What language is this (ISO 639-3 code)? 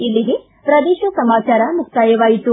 kan